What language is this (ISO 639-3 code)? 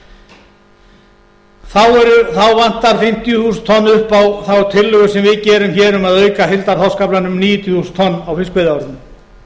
isl